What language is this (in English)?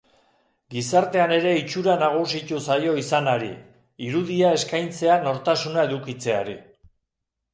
Basque